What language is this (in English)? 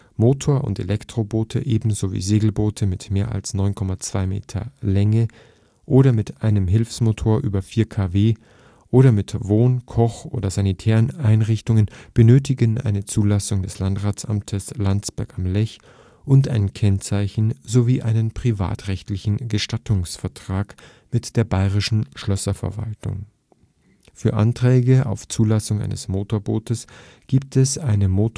German